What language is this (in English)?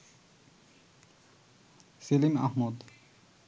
Bangla